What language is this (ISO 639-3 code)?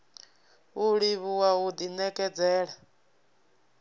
ven